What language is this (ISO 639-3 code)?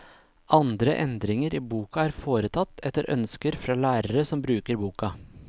nor